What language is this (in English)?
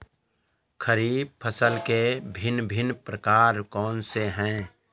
Hindi